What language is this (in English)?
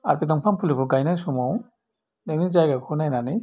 Bodo